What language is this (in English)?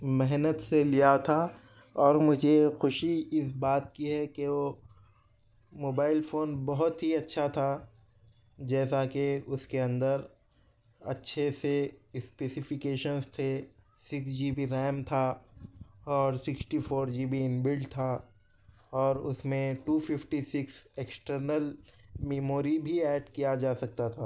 Urdu